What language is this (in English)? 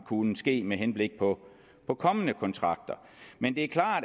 Danish